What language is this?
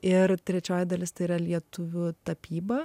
Lithuanian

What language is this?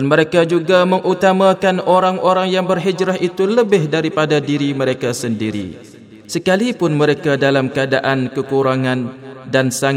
Malay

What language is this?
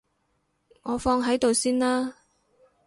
Cantonese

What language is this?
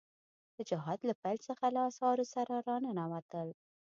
Pashto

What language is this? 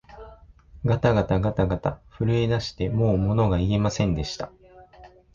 Japanese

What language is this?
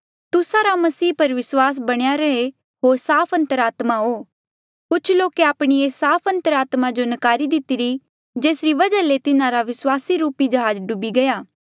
Mandeali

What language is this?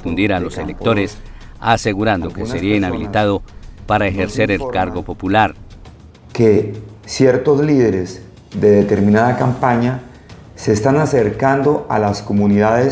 Spanish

